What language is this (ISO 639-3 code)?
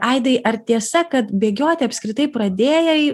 lit